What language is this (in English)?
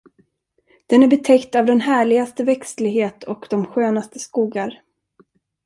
Swedish